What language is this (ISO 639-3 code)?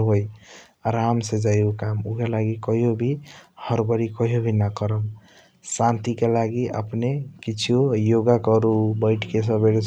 thq